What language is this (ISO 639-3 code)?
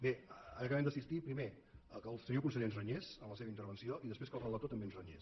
cat